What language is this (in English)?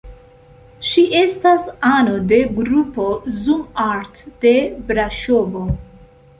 Esperanto